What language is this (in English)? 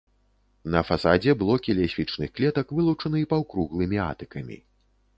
Belarusian